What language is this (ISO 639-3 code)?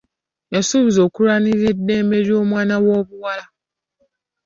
lug